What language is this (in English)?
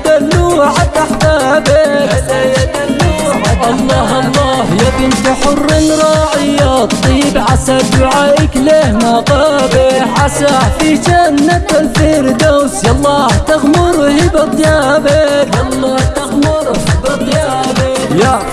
Arabic